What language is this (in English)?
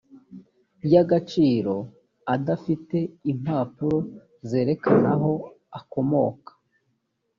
Kinyarwanda